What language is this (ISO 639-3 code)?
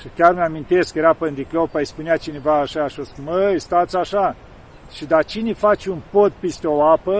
ron